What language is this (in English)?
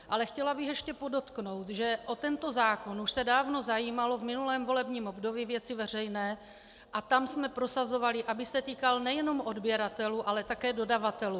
Czech